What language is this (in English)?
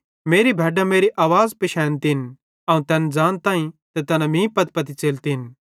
Bhadrawahi